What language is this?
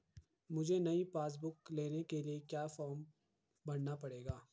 Hindi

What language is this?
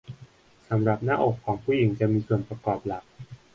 Thai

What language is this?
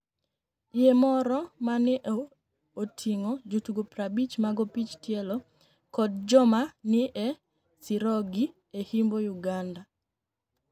Luo (Kenya and Tanzania)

